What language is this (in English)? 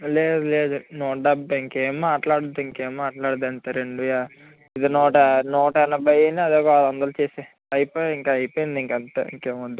Telugu